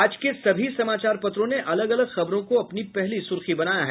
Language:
Hindi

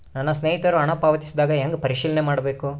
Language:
Kannada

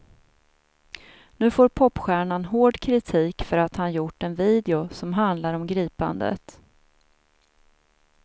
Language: Swedish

